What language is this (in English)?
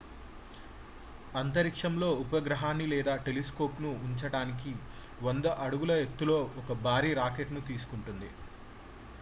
Telugu